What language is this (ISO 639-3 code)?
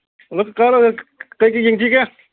mni